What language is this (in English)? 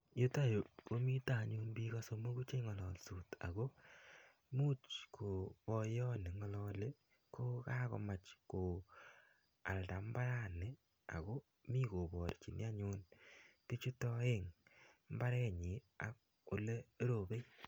Kalenjin